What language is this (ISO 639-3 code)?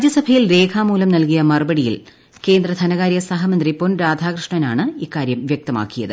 mal